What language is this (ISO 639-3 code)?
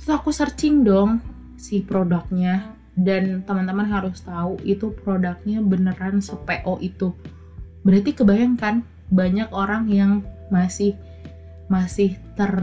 ind